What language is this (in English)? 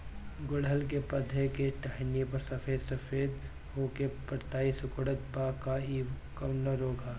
Bhojpuri